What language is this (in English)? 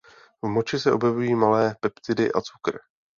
Czech